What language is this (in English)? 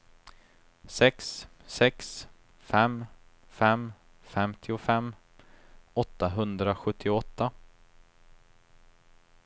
Swedish